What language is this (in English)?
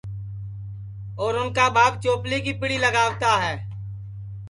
Sansi